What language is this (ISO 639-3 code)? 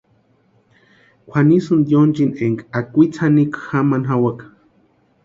pua